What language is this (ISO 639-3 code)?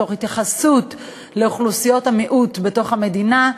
heb